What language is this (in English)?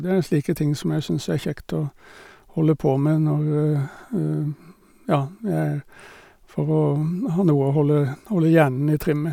Norwegian